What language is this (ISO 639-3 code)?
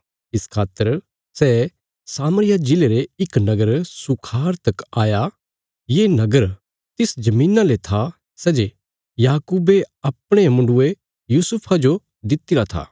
kfs